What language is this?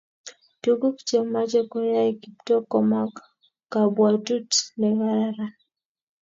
Kalenjin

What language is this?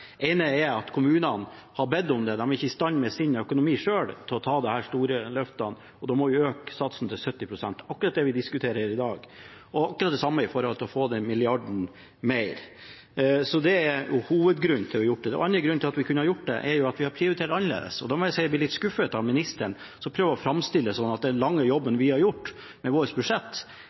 Norwegian Bokmål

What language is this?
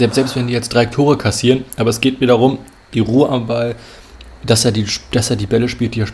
German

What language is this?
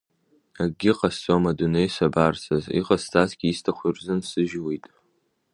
Abkhazian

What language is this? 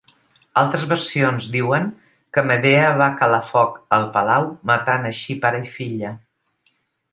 Catalan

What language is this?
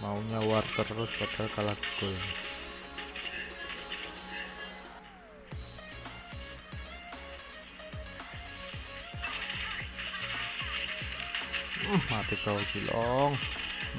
Indonesian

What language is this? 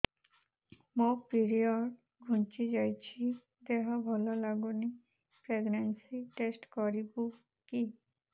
Odia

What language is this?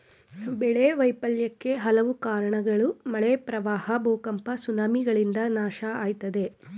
Kannada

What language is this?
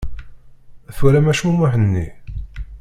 Kabyle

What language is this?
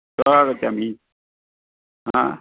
Sanskrit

